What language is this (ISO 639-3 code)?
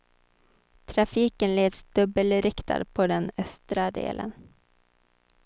swe